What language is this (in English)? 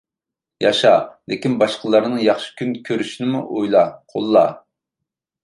Uyghur